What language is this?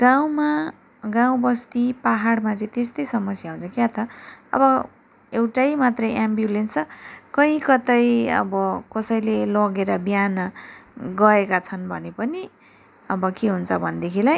Nepali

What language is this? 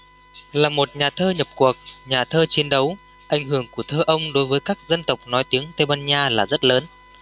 Vietnamese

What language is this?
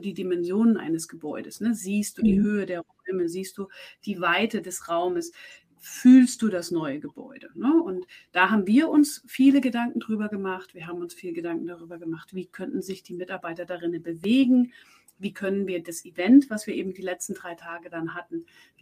German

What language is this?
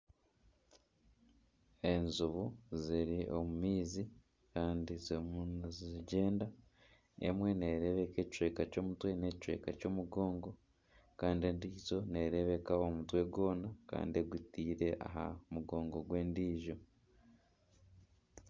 Nyankole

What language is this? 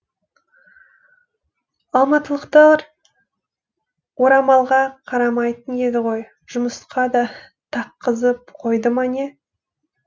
Kazakh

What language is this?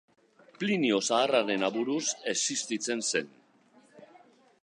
Basque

